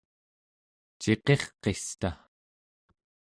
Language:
Central Yupik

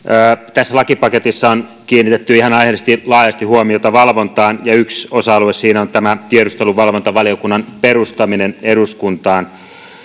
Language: Finnish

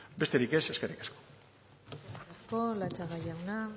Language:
Basque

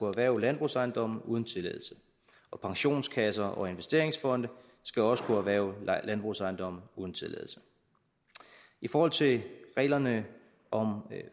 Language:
Danish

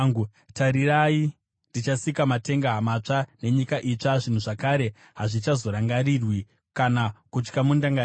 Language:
Shona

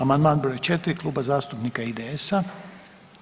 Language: Croatian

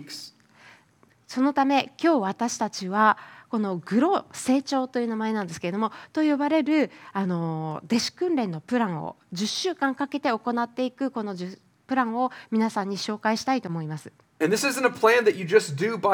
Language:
Japanese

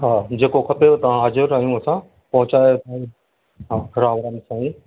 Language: Sindhi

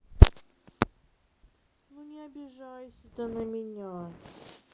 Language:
Russian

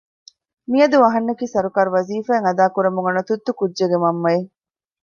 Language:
Divehi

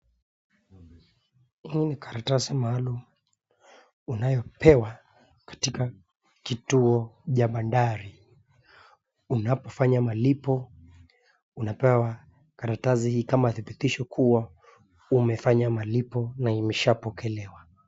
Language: Swahili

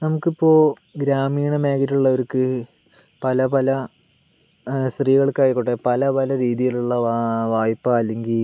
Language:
Malayalam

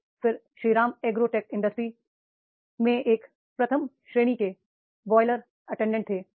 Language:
Hindi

